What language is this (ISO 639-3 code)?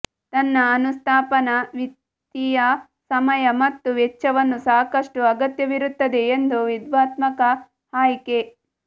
kan